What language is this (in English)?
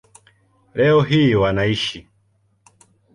Swahili